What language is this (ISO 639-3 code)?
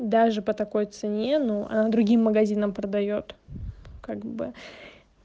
rus